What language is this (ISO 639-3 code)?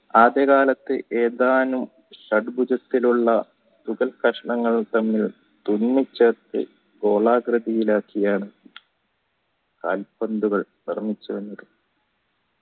mal